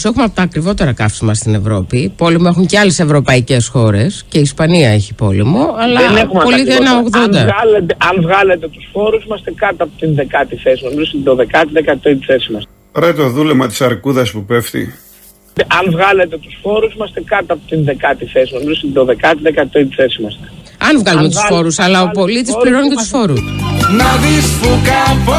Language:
Greek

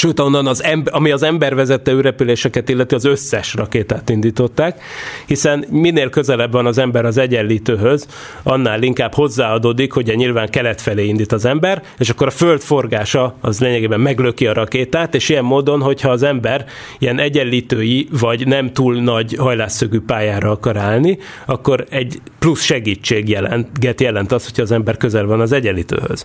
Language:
Hungarian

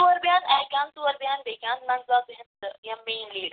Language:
Kashmiri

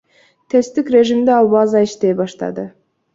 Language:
Kyrgyz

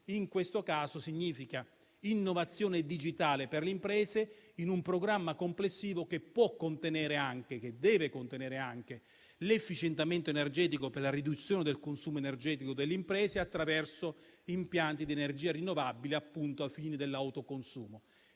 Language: Italian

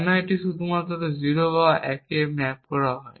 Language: Bangla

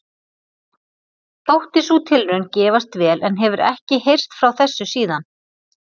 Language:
Icelandic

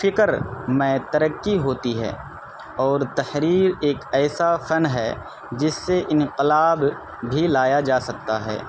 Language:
Urdu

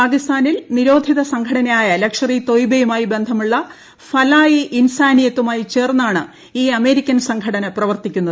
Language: Malayalam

